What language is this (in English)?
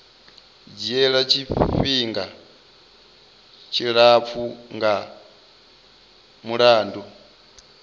Venda